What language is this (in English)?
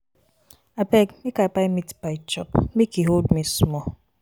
Nigerian Pidgin